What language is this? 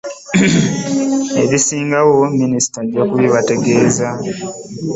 Ganda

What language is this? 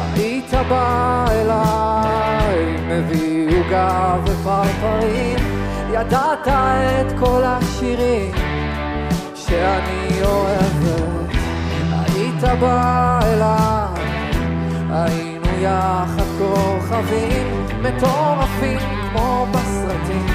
Hebrew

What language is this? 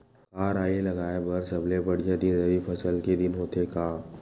Chhattisgarhi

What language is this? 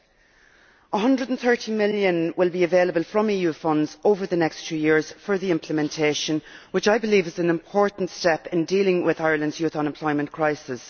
English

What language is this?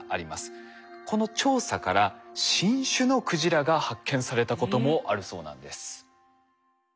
Japanese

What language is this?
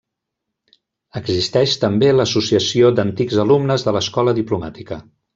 Catalan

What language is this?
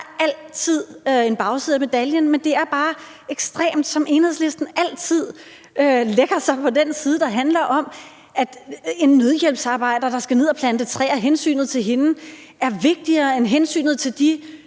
Danish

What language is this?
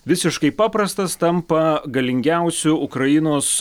Lithuanian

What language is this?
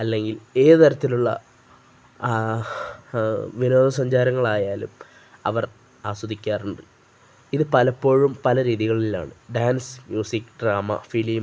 Malayalam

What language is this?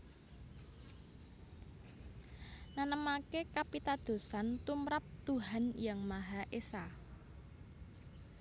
Javanese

